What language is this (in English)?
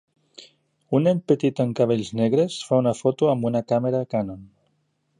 Catalan